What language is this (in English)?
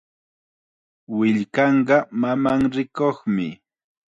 Chiquián Ancash Quechua